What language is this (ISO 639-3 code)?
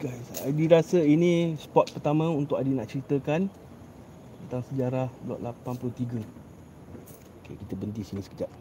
msa